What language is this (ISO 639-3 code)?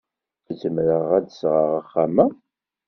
kab